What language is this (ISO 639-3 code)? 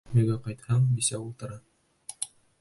bak